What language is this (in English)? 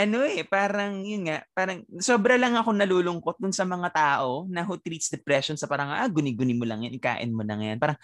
Filipino